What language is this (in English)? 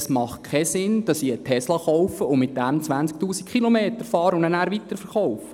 Swiss German